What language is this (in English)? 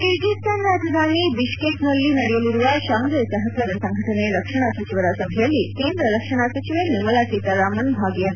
Kannada